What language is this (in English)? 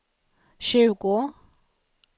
Swedish